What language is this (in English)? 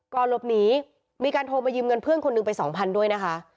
Thai